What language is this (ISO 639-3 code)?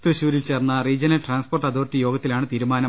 mal